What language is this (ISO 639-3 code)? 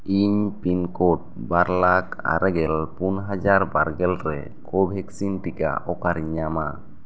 sat